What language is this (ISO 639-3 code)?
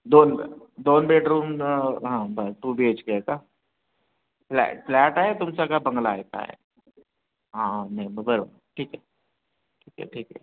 mar